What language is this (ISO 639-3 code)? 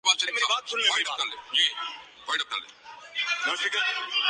urd